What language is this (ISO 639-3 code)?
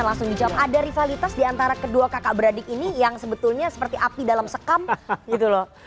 ind